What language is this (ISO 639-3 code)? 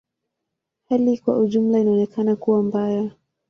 swa